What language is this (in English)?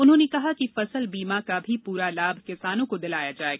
Hindi